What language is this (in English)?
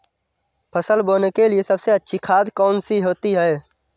Hindi